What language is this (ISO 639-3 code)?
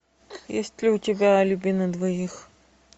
rus